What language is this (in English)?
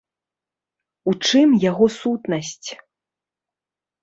Belarusian